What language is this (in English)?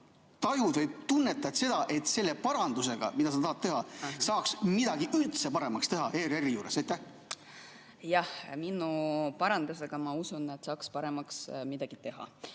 Estonian